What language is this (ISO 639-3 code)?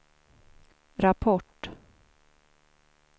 swe